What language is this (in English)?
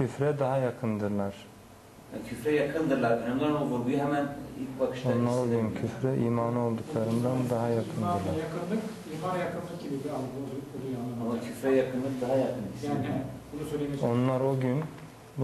Turkish